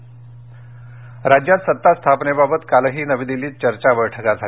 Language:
Marathi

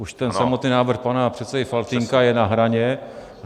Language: Czech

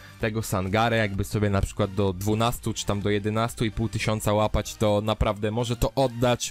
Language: Polish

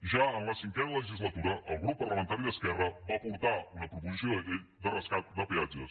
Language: Catalan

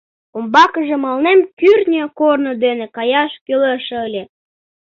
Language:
Mari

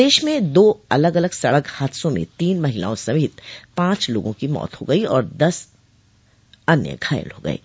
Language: Hindi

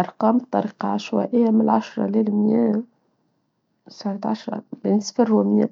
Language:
Tunisian Arabic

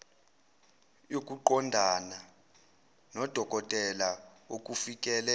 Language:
Zulu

